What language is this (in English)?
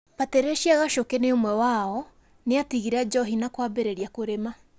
Kikuyu